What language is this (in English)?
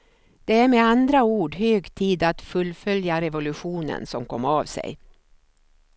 Swedish